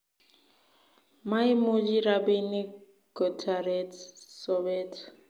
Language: Kalenjin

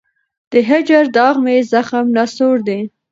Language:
Pashto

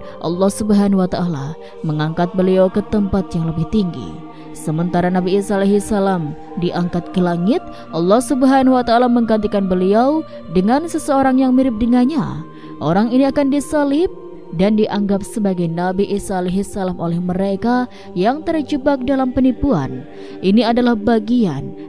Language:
Indonesian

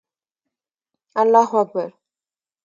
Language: Pashto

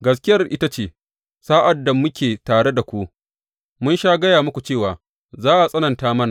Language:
Hausa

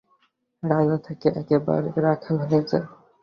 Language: Bangla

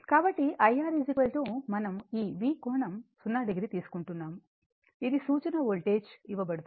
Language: Telugu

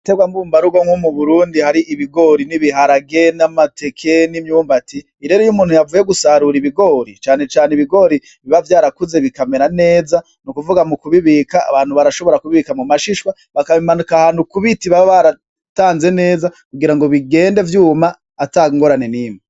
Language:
Rundi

